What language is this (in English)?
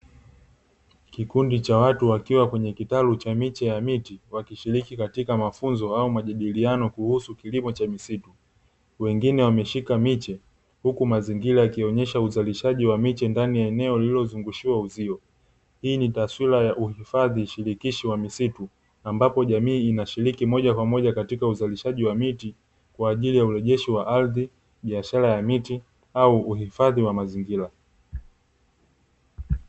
Swahili